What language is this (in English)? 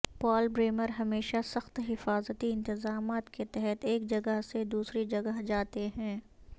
Urdu